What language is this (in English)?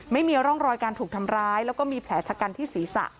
Thai